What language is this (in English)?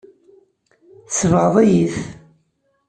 Kabyle